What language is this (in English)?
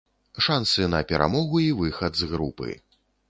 Belarusian